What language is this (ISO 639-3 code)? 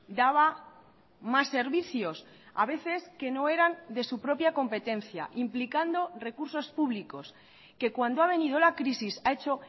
spa